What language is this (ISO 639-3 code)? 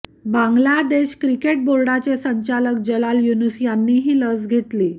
mar